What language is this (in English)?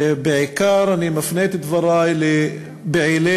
Hebrew